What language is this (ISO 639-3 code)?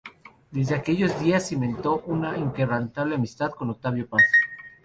spa